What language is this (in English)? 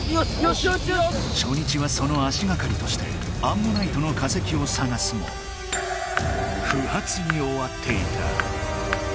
Japanese